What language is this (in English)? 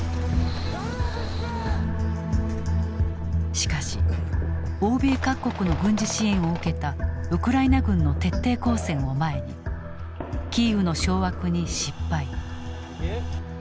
Japanese